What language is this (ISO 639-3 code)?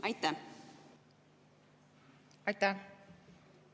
est